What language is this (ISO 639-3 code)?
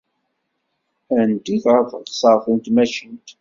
kab